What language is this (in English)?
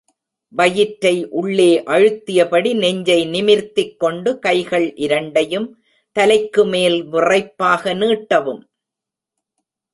Tamil